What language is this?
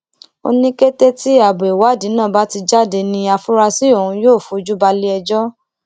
Yoruba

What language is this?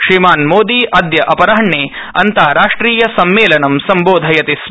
Sanskrit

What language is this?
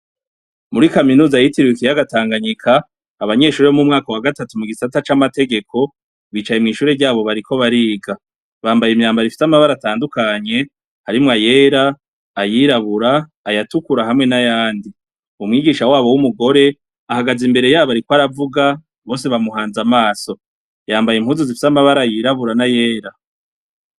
Rundi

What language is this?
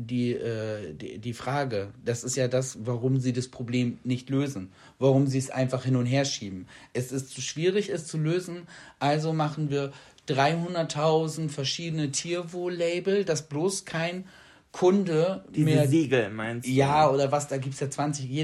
German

